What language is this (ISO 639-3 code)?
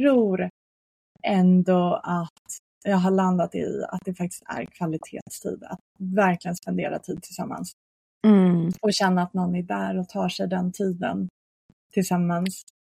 swe